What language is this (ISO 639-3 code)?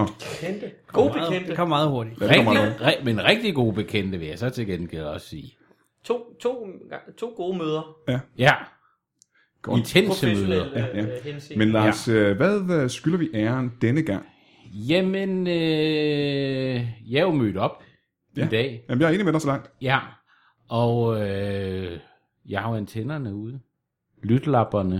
dan